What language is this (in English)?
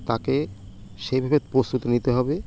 Bangla